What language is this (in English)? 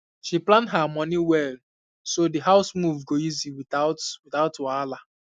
Nigerian Pidgin